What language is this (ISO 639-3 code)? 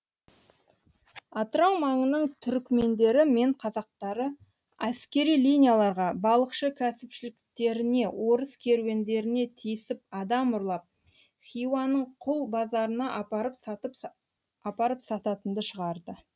kaz